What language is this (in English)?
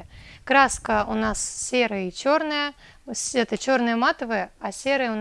Russian